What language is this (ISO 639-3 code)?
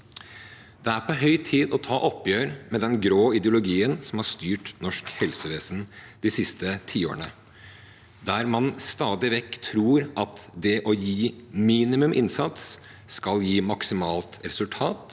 nor